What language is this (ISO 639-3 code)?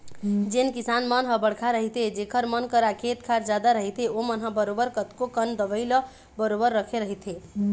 hne